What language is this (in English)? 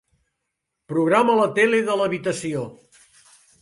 Catalan